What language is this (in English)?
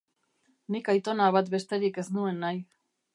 Basque